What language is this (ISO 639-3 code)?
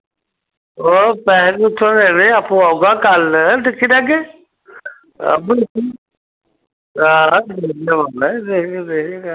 doi